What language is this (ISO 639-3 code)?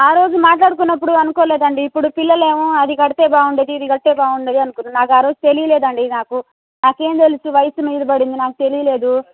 tel